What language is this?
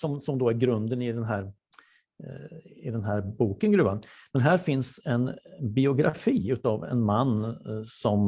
Swedish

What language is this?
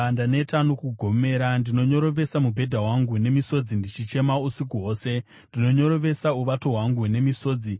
Shona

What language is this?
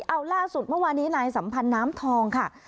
Thai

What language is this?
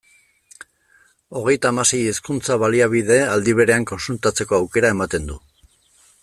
Basque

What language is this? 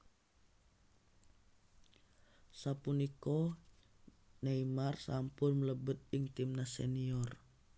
Javanese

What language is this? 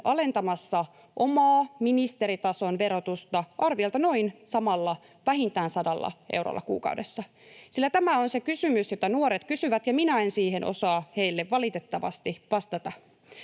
Finnish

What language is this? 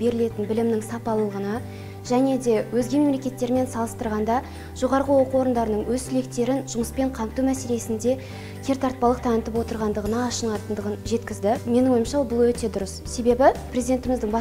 Russian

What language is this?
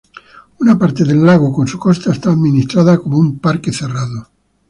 Spanish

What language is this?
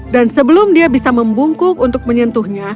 Indonesian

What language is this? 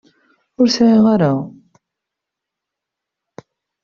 Kabyle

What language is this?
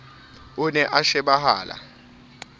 Southern Sotho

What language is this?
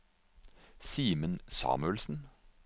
Norwegian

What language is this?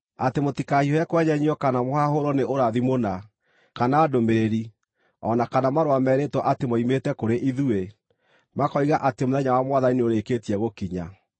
Kikuyu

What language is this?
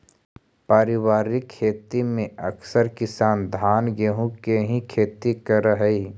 Magahi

